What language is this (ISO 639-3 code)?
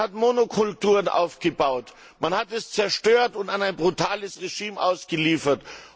deu